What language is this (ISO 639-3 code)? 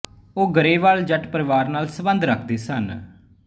pan